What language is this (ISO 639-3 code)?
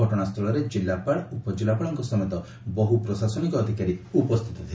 ori